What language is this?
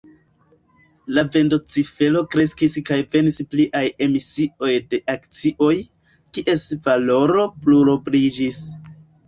Esperanto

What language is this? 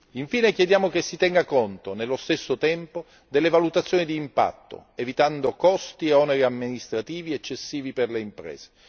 Italian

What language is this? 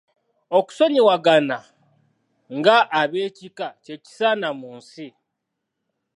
Ganda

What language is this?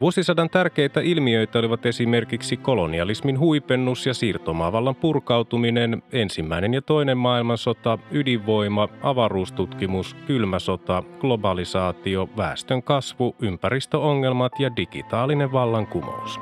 Finnish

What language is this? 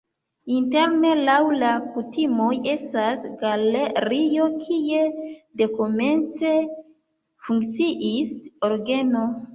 Esperanto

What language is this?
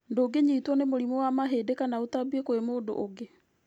Kikuyu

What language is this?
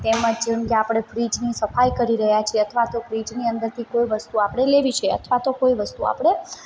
Gujarati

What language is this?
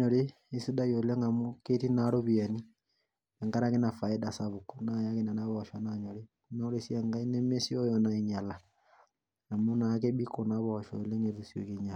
Masai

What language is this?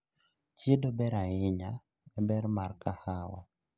Luo (Kenya and Tanzania)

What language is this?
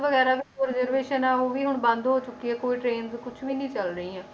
Punjabi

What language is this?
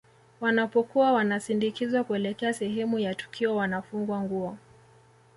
Swahili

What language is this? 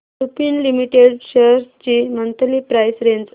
Marathi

